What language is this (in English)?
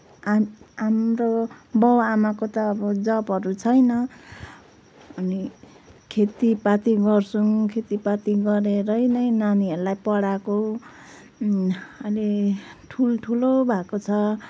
Nepali